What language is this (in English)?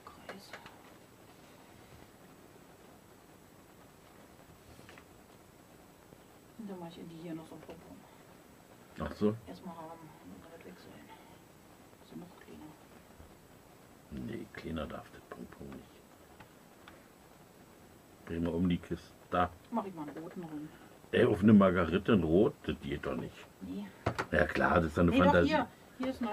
German